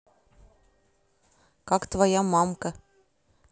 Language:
Russian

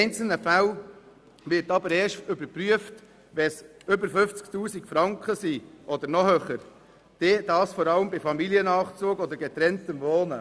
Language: Swiss German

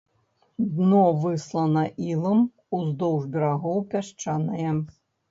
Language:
Belarusian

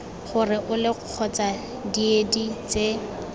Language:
Tswana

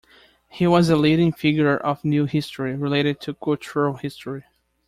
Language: English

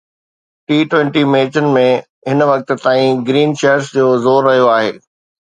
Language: Sindhi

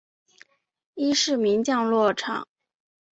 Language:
Chinese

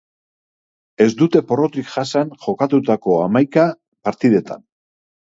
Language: Basque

